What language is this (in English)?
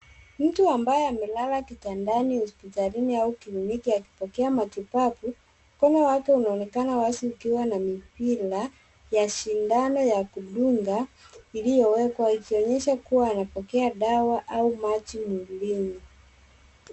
Swahili